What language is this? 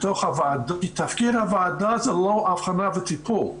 Hebrew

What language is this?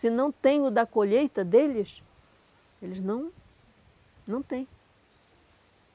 Portuguese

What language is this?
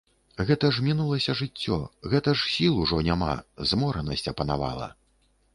Belarusian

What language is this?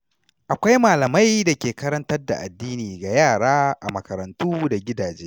Hausa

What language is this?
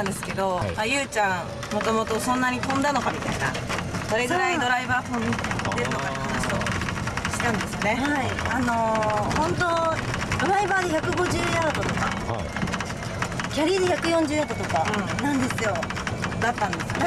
Japanese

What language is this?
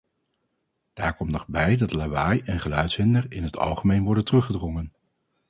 Dutch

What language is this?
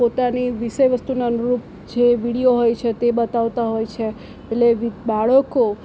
Gujarati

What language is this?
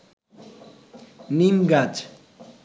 Bangla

